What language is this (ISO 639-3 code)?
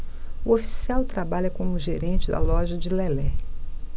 por